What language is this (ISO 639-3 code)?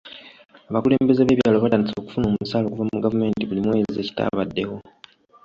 lug